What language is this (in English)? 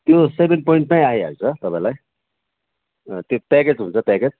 Nepali